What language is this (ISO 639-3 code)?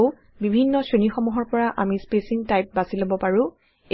asm